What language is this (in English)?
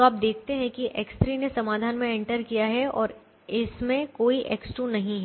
Hindi